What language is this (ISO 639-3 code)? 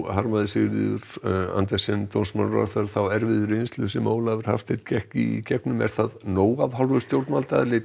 isl